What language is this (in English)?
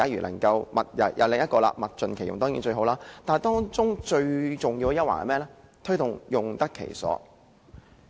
Cantonese